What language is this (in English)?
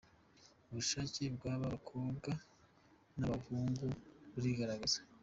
Kinyarwanda